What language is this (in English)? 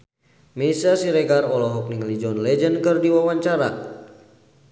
Sundanese